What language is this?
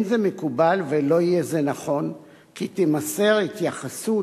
Hebrew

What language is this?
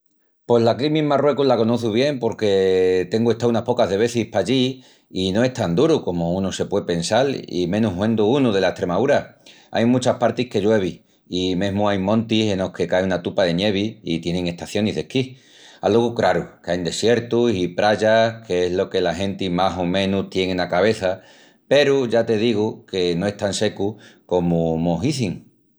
Extremaduran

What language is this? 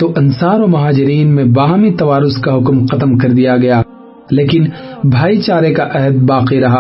Urdu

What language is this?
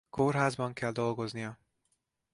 Hungarian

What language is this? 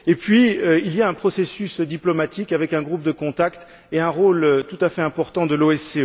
French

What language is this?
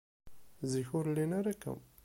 Kabyle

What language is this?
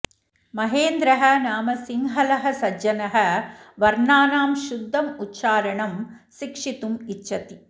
Sanskrit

